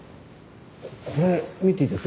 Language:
Japanese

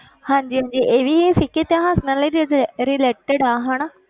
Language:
Punjabi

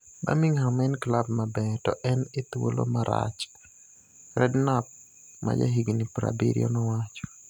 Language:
Luo (Kenya and Tanzania)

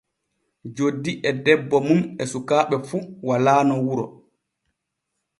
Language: Borgu Fulfulde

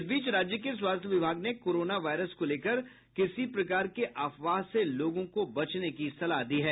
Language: Hindi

